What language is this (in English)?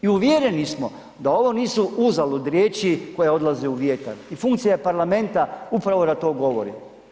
Croatian